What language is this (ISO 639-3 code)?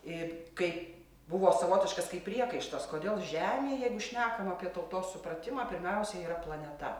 lit